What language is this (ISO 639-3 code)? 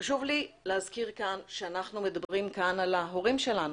heb